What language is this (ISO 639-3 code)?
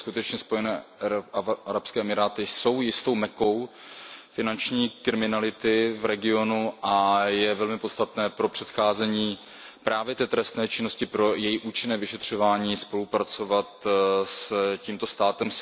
ces